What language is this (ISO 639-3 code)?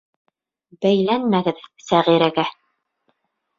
bak